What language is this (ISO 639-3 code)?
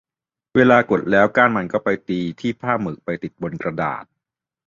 tha